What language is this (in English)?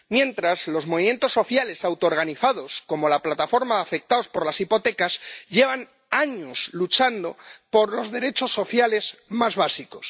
Spanish